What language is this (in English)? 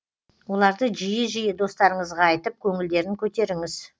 Kazakh